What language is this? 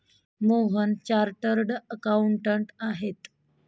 Marathi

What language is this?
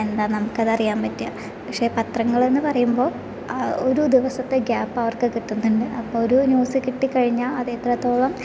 Malayalam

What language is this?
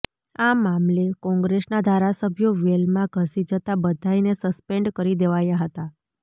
Gujarati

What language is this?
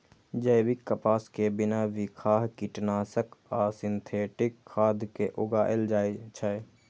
Maithili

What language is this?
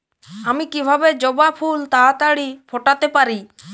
Bangla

